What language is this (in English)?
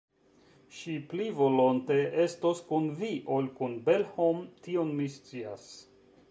Esperanto